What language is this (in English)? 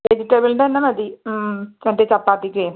Malayalam